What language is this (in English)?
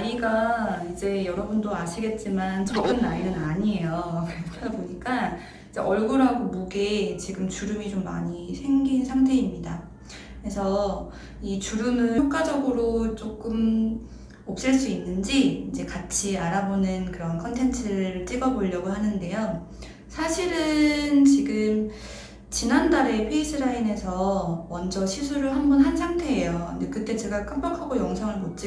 Korean